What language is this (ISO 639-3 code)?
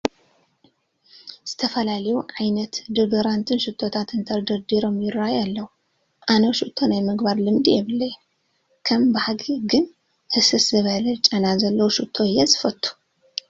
tir